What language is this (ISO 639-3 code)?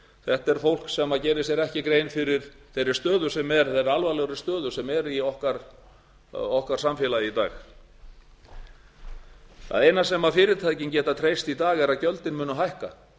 isl